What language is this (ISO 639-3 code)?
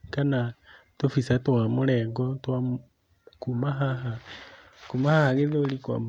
kik